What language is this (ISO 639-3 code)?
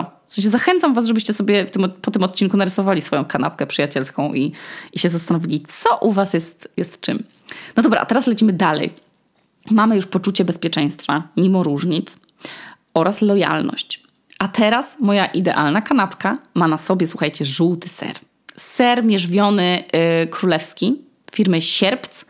pol